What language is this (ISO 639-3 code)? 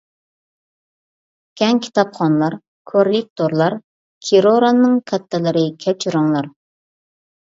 uig